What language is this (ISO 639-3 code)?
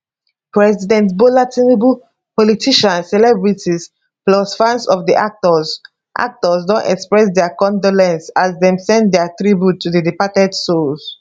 pcm